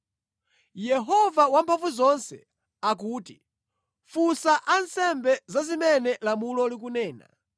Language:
Nyanja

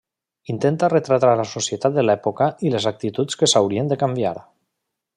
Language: Catalan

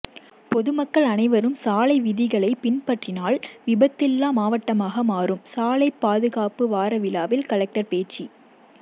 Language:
Tamil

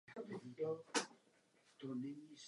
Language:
Czech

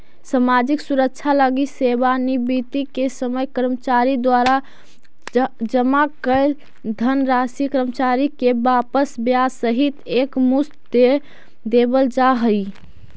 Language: Magahi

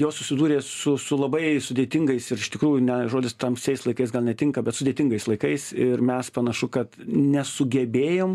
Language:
Lithuanian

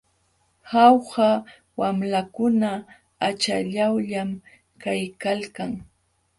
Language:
Jauja Wanca Quechua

